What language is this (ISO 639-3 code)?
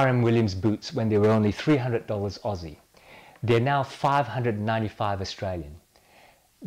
eng